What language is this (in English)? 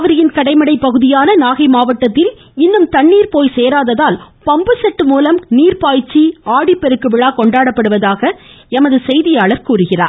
Tamil